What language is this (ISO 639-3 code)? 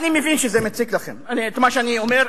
heb